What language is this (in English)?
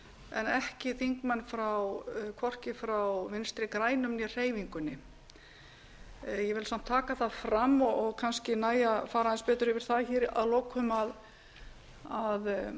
Icelandic